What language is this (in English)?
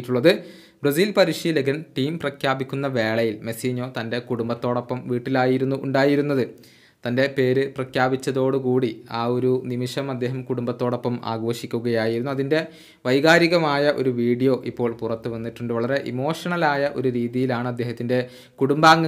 Malayalam